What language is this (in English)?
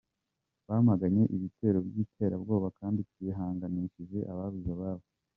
Kinyarwanda